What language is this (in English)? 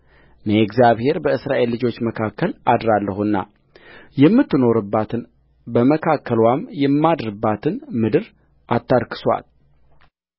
Amharic